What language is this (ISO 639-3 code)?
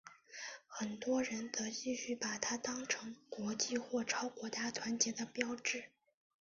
zho